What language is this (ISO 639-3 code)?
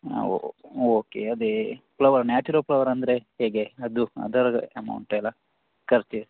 kan